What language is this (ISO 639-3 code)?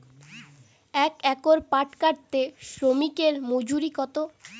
ben